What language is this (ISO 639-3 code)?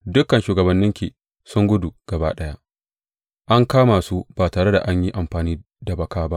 hau